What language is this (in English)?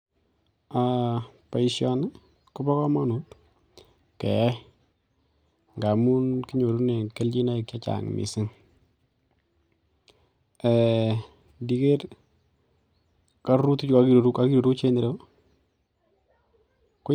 Kalenjin